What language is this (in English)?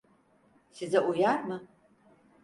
Turkish